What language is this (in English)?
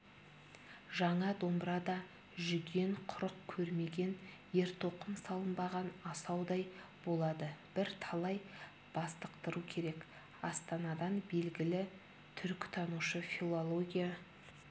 Kazakh